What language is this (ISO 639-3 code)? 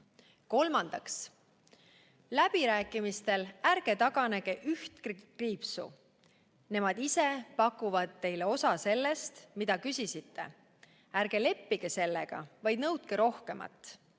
est